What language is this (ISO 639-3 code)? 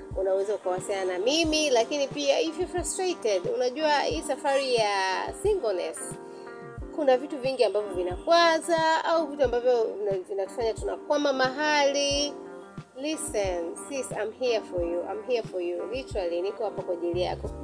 swa